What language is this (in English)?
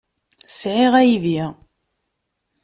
Kabyle